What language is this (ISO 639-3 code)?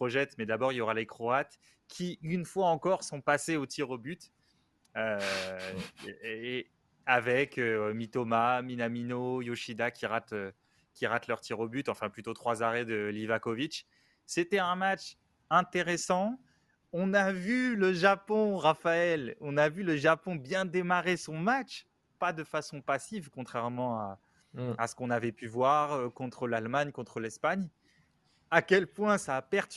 fra